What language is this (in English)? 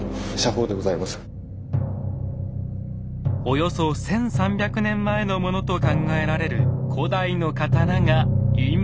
Japanese